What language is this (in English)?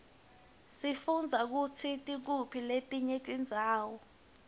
Swati